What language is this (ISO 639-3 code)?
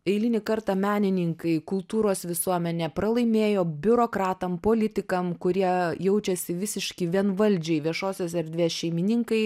lit